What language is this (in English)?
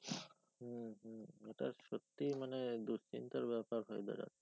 Bangla